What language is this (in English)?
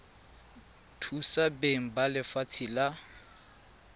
Tswana